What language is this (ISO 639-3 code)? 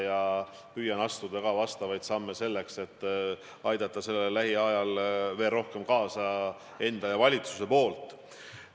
est